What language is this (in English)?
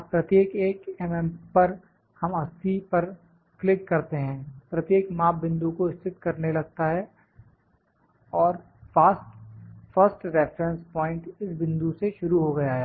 Hindi